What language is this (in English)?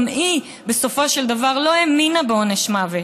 Hebrew